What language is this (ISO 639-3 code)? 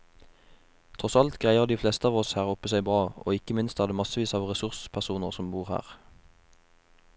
nor